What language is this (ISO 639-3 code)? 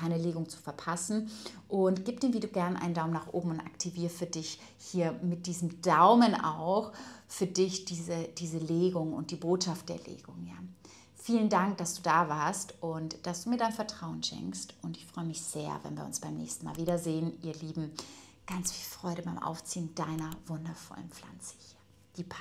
deu